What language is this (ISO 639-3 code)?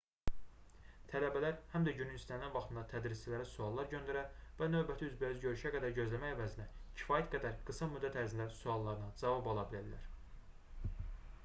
aze